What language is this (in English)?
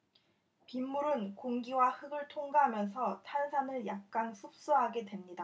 Korean